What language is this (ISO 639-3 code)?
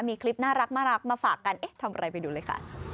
tha